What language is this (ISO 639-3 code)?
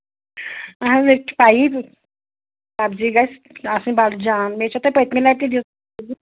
kas